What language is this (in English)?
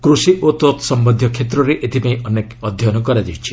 Odia